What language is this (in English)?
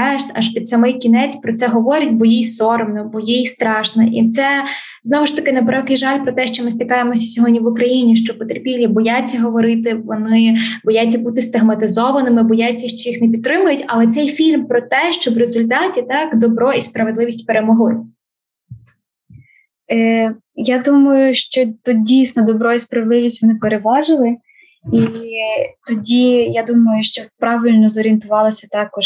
Ukrainian